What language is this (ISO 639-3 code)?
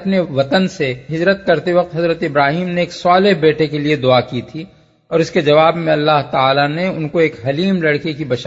urd